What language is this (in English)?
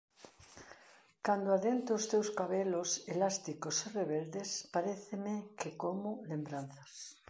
Galician